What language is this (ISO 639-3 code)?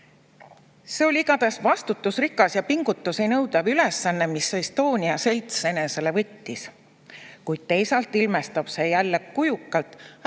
est